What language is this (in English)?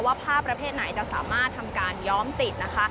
Thai